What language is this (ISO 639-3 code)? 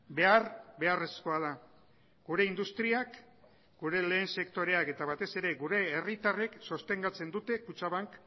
eus